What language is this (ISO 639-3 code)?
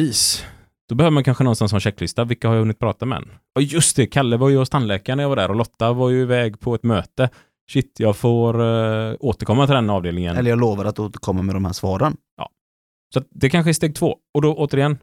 swe